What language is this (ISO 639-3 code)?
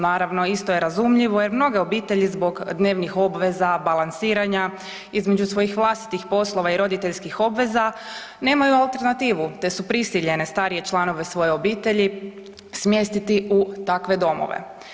hrv